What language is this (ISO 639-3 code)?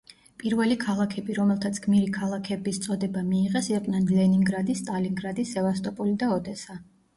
kat